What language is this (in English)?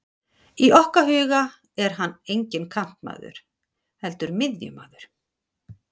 Icelandic